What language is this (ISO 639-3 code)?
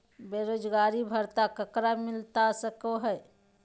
mag